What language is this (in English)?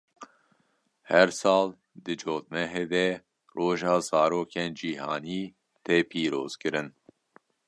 Kurdish